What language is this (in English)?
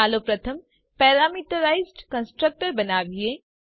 Gujarati